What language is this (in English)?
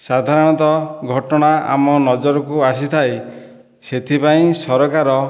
Odia